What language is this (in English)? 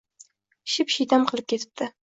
Uzbek